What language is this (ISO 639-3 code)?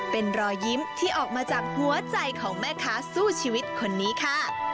tha